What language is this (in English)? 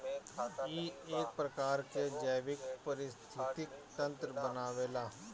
Bhojpuri